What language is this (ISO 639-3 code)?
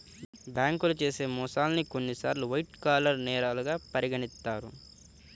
tel